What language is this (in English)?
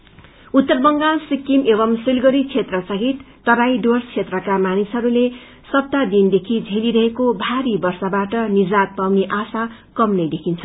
Nepali